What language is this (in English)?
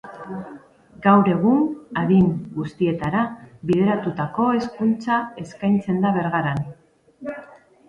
Basque